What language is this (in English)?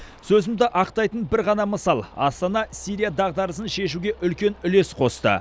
Kazakh